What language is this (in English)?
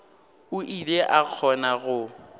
Northern Sotho